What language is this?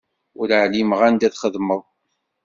Kabyle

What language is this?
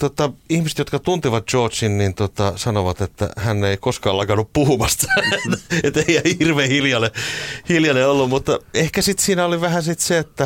Finnish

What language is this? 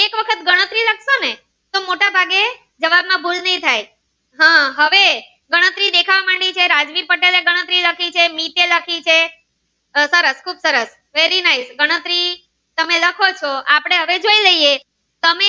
Gujarati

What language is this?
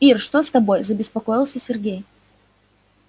Russian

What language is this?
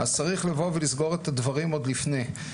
Hebrew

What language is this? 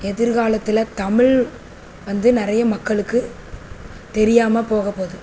Tamil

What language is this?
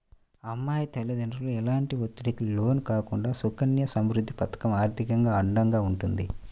Telugu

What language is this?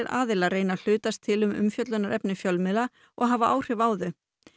Icelandic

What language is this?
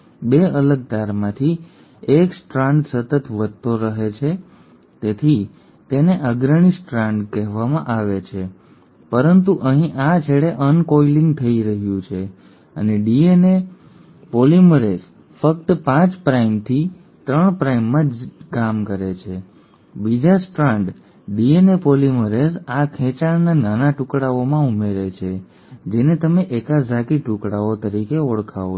Gujarati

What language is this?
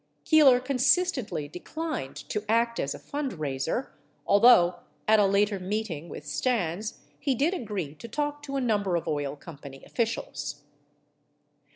English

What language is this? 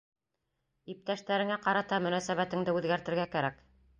Bashkir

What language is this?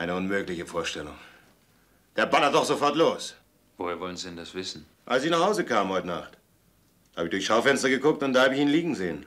German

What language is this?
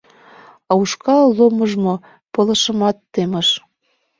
Mari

